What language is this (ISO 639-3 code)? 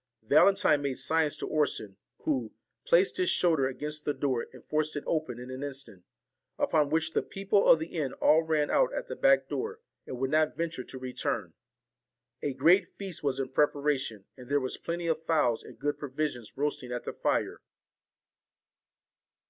eng